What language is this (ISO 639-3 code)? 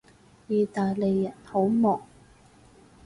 yue